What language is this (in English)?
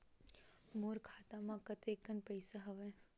Chhattisgarhi